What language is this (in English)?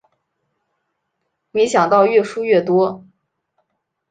Chinese